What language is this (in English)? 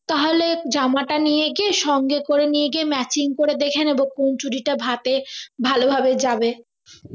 Bangla